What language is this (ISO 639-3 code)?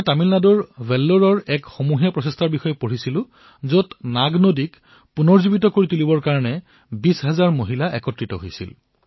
asm